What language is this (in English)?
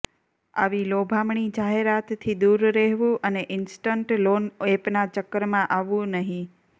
Gujarati